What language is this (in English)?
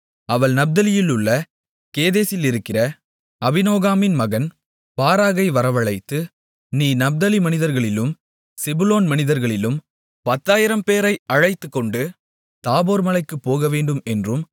Tamil